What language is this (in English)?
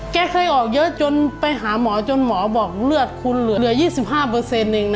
Thai